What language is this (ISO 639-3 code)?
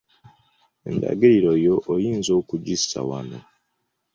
lug